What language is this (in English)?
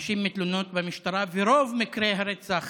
Hebrew